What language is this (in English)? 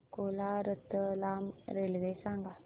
Marathi